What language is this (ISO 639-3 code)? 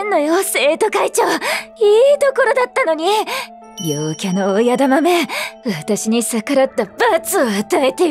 jpn